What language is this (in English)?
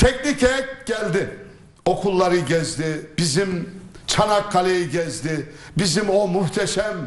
Turkish